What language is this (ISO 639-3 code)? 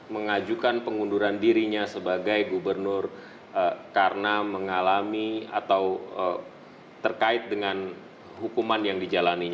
ind